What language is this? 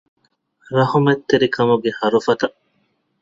Divehi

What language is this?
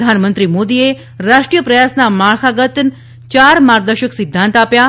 Gujarati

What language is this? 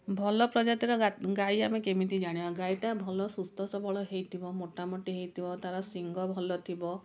Odia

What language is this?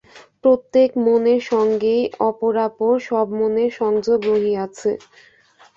Bangla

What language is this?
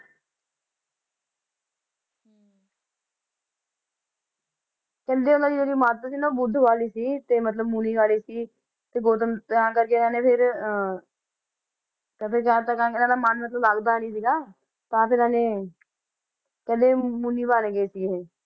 Punjabi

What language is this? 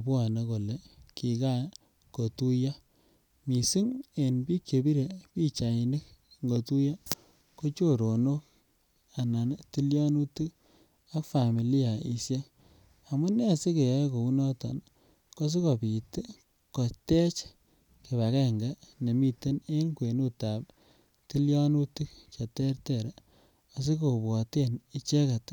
Kalenjin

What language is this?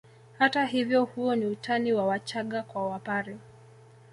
Swahili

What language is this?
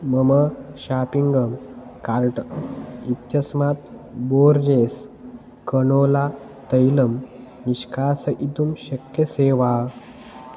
Sanskrit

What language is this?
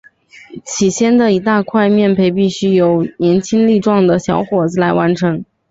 Chinese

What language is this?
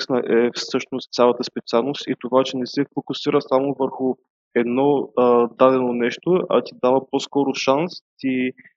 Bulgarian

